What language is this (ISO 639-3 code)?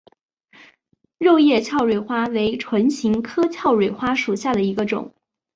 zho